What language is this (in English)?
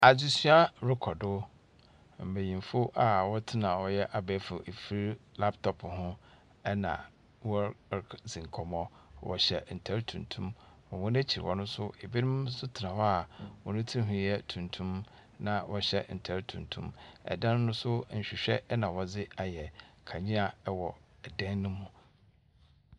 Akan